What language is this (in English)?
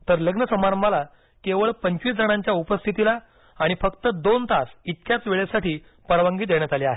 Marathi